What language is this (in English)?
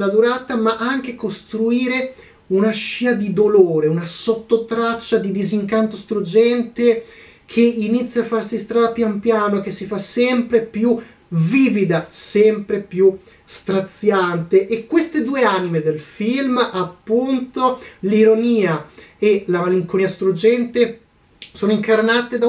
Italian